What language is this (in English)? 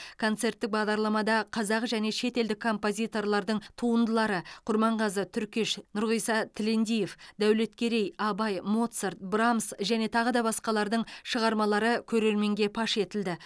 Kazakh